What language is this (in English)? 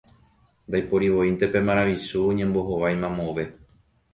Guarani